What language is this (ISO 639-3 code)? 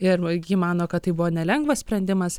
lit